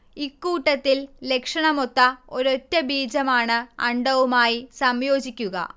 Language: Malayalam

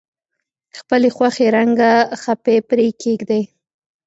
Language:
Pashto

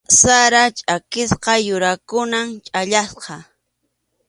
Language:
Arequipa-La Unión Quechua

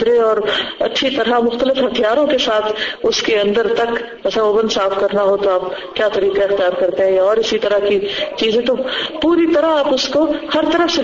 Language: Urdu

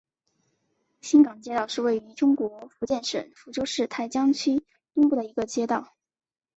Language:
Chinese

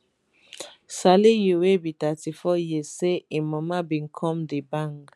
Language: Nigerian Pidgin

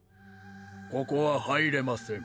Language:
Japanese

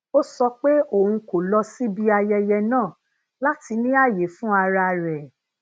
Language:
Yoruba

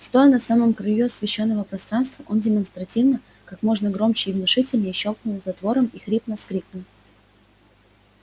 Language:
Russian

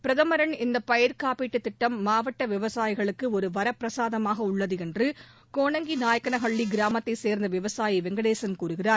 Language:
Tamil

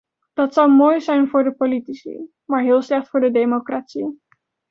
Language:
Dutch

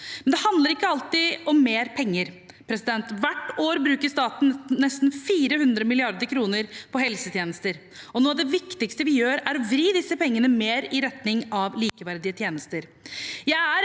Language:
Norwegian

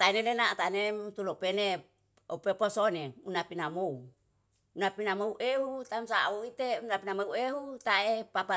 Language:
Yalahatan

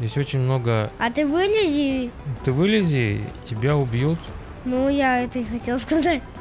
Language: Russian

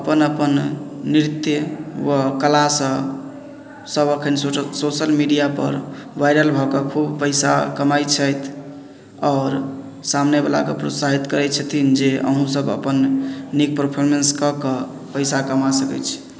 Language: Maithili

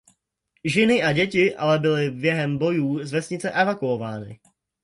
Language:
Czech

